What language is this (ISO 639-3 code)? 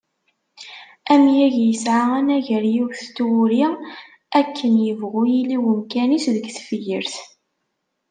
kab